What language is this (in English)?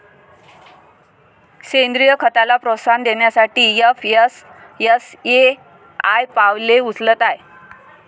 Marathi